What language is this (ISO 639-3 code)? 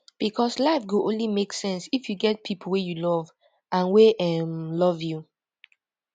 pcm